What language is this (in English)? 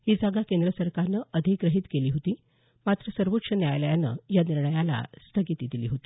Marathi